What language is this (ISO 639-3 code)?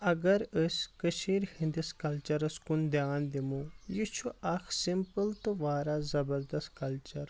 kas